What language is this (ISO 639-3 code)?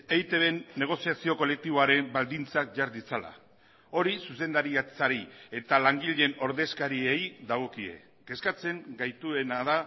eus